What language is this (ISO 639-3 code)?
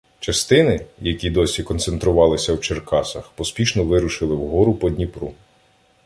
ukr